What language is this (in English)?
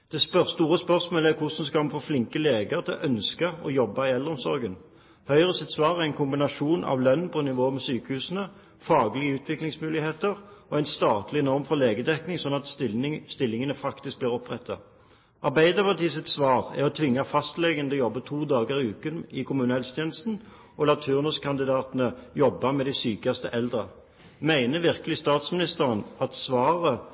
Norwegian Bokmål